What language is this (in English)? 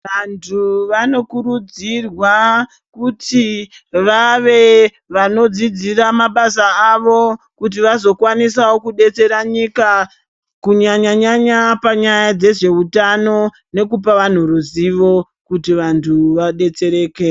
Ndau